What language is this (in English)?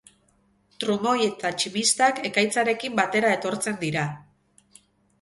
Basque